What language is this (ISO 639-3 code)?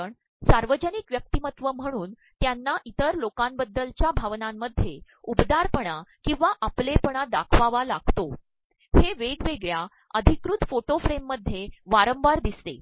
mar